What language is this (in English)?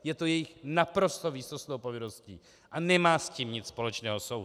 Czech